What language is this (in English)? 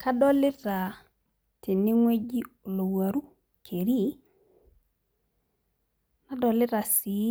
Masai